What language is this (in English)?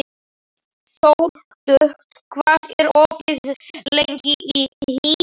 Icelandic